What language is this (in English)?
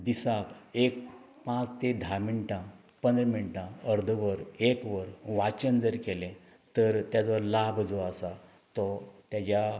Konkani